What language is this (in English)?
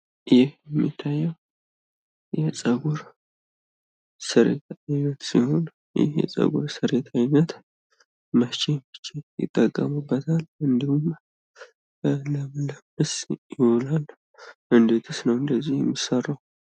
Amharic